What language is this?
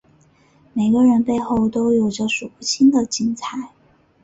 Chinese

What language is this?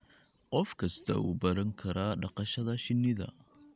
Somali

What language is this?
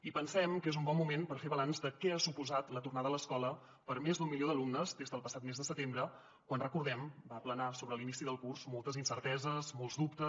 Catalan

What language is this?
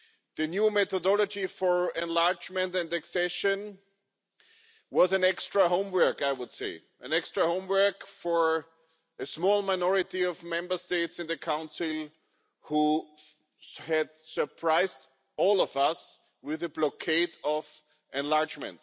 English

